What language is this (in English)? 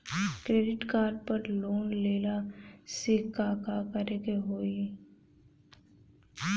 Bhojpuri